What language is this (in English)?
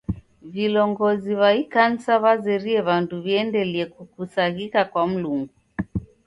Taita